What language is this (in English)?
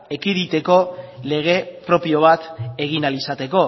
Basque